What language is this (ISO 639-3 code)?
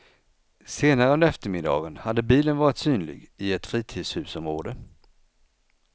swe